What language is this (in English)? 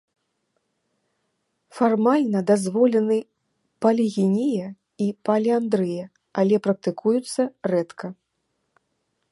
Belarusian